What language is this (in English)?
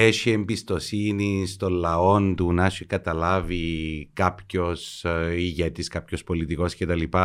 Greek